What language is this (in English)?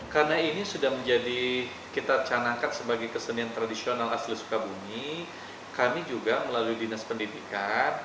Indonesian